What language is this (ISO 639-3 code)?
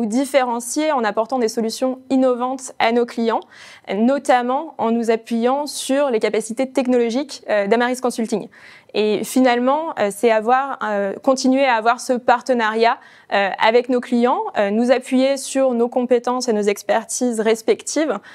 fra